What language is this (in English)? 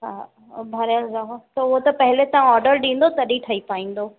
Sindhi